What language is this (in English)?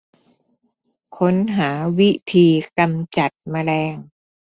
Thai